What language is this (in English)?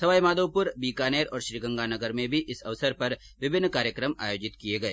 Hindi